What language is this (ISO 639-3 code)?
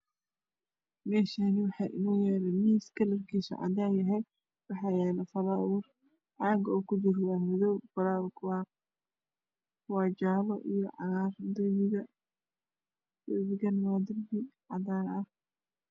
som